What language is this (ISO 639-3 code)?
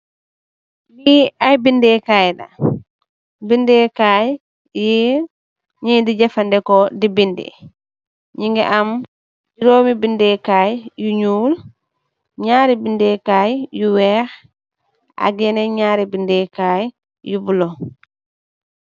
wol